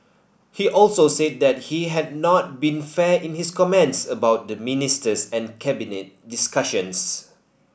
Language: English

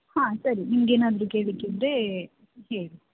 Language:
Kannada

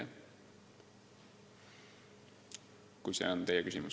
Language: Estonian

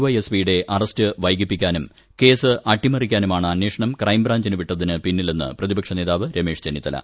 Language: Malayalam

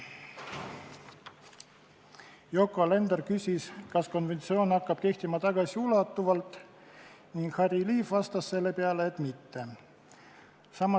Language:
Estonian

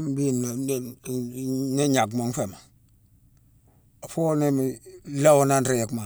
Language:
Mansoanka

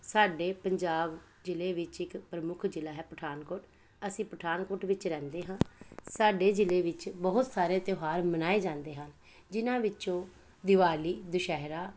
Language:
Punjabi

